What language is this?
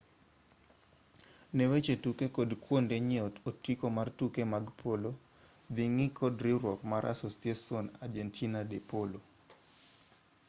Luo (Kenya and Tanzania)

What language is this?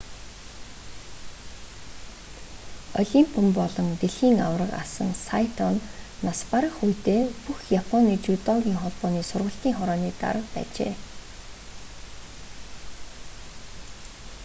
Mongolian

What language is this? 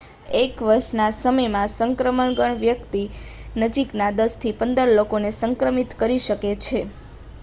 Gujarati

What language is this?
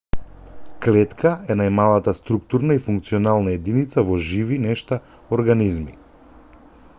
Macedonian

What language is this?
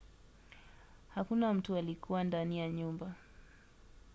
Swahili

